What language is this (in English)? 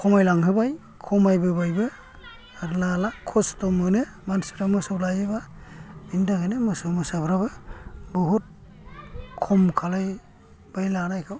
Bodo